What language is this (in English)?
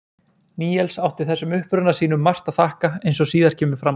Icelandic